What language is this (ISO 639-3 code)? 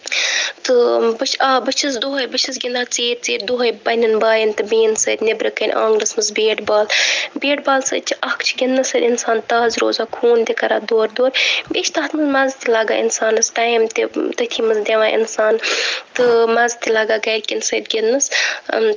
kas